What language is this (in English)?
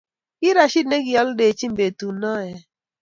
Kalenjin